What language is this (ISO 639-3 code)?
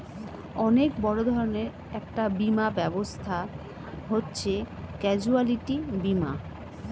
ben